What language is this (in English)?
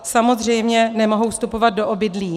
Czech